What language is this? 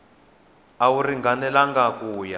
Tsonga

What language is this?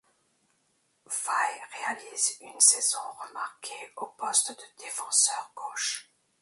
French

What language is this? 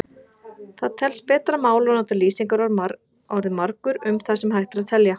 Icelandic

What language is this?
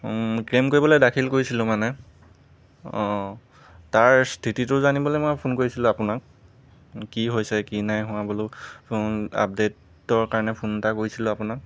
Assamese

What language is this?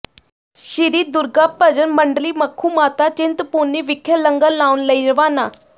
Punjabi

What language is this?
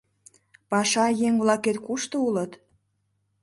Mari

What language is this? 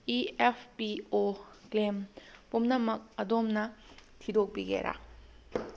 Manipuri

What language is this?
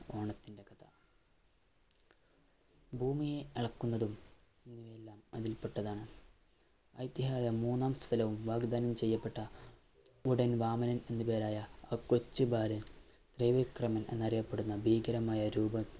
Malayalam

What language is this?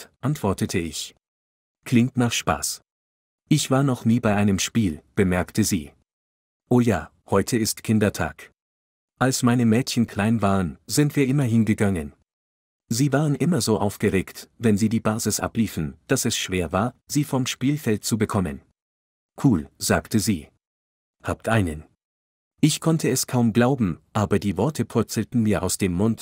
German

